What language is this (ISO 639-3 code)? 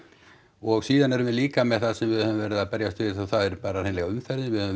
isl